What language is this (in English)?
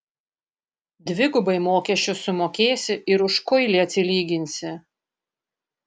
Lithuanian